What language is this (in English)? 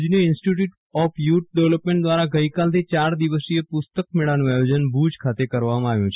Gujarati